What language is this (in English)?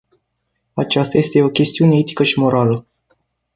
Romanian